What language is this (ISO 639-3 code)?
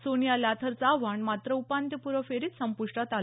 mar